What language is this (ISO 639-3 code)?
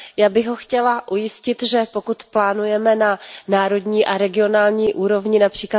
ces